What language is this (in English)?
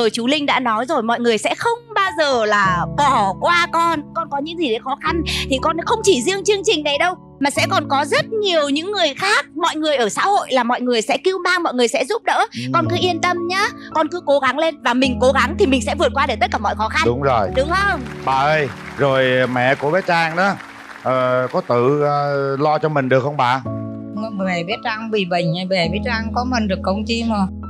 Vietnamese